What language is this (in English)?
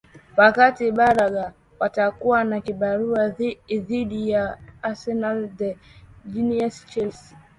Swahili